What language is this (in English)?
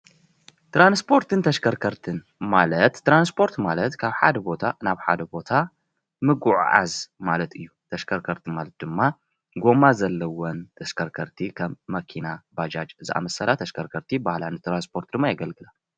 Tigrinya